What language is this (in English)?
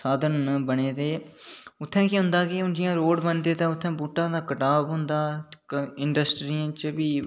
Dogri